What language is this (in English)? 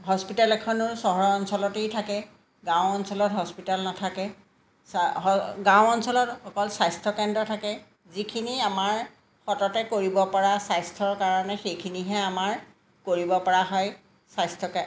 Assamese